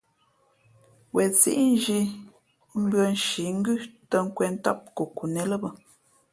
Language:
Fe'fe'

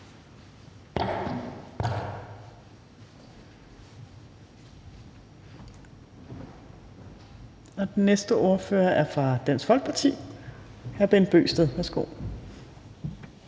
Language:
Danish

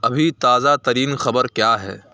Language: Urdu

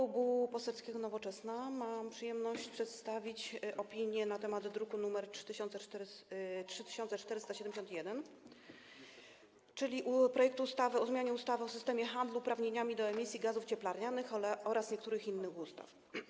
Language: Polish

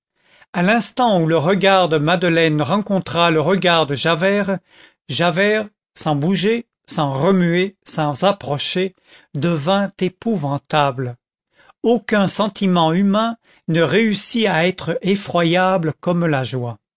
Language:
French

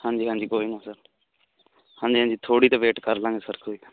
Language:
Punjabi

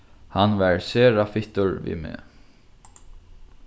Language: Faroese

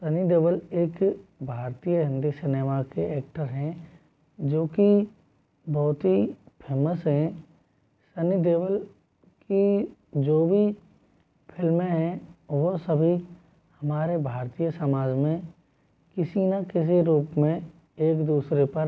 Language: Hindi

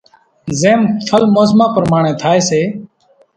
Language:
Kachi Koli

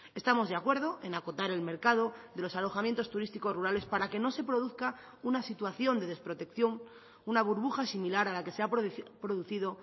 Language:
Spanish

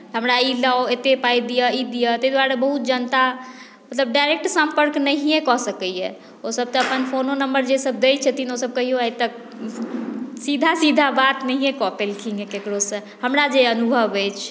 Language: Maithili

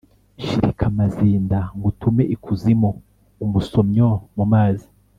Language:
Kinyarwanda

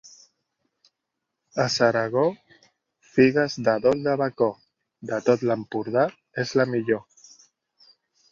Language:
Catalan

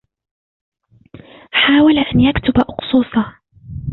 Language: Arabic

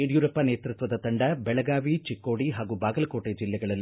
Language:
Kannada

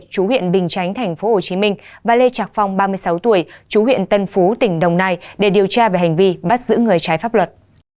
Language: Vietnamese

